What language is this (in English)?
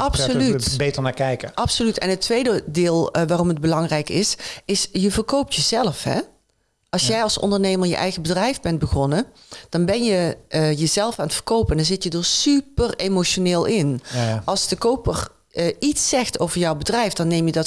Dutch